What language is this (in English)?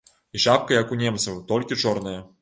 Belarusian